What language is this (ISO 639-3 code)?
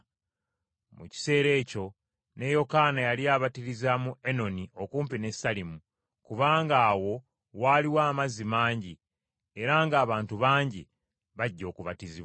lug